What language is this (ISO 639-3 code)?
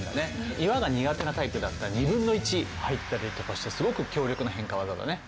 jpn